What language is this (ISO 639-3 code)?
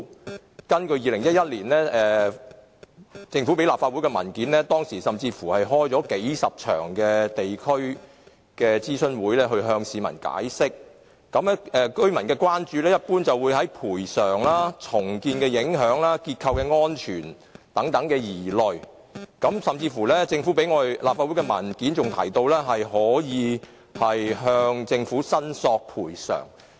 yue